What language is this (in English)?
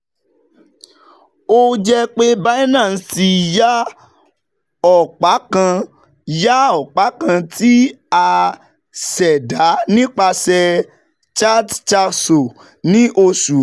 Yoruba